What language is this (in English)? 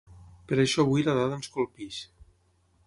Catalan